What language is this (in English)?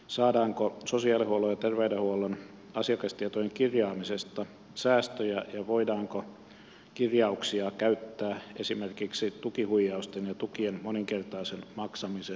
Finnish